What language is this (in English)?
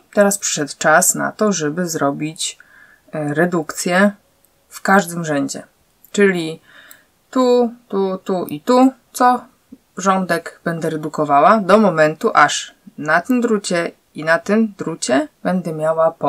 Polish